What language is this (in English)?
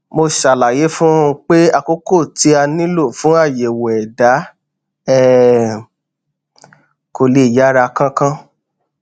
Yoruba